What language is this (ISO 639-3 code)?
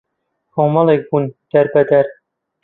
ckb